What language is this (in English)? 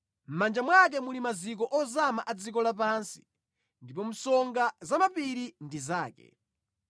Nyanja